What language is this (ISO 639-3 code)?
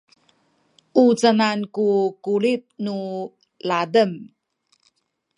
szy